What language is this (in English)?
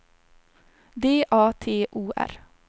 Swedish